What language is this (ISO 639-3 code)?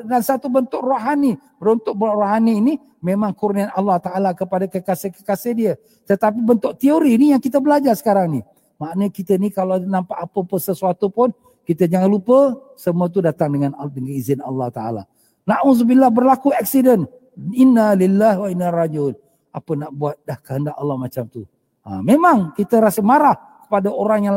msa